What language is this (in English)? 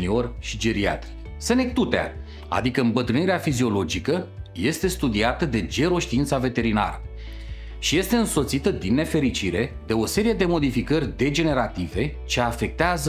Romanian